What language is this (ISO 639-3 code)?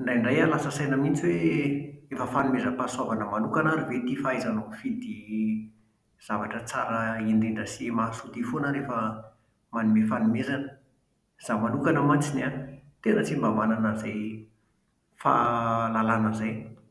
mlg